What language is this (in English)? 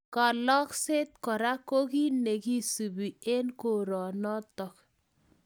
Kalenjin